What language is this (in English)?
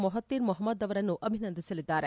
Kannada